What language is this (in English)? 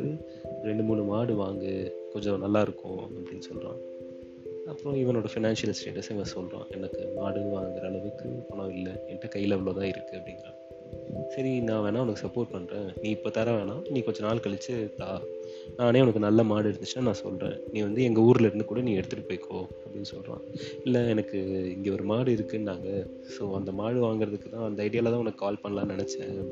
Tamil